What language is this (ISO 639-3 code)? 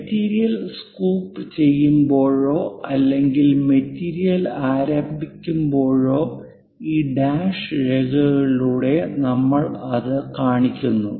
mal